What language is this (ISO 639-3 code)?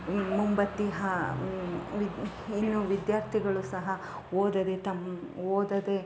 kan